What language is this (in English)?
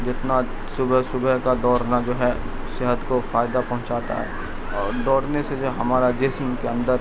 Urdu